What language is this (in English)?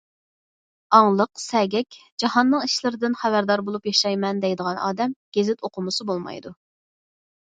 Uyghur